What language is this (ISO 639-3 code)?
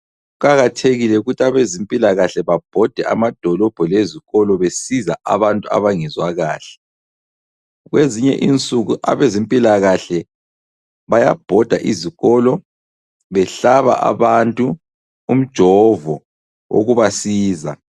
nde